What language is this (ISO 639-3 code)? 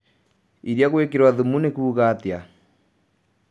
kik